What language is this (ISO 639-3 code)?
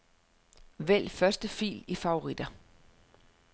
dan